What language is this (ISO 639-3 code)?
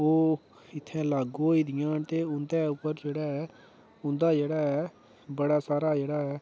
doi